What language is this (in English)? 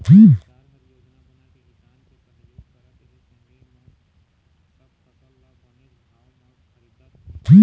Chhattisgarhi